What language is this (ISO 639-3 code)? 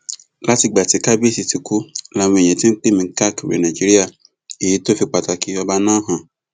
yor